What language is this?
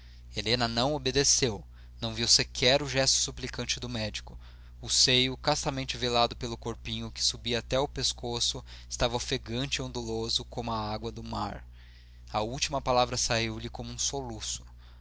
Portuguese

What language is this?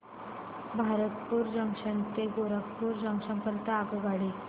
Marathi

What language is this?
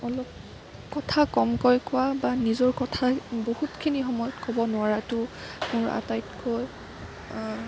Assamese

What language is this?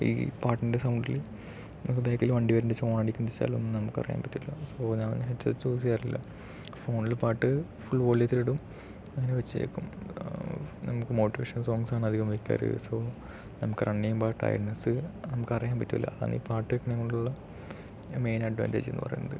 Malayalam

